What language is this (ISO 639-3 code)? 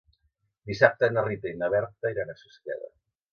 cat